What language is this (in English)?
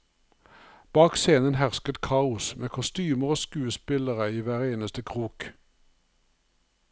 Norwegian